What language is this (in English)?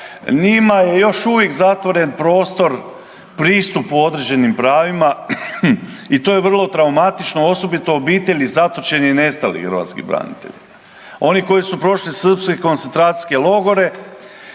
Croatian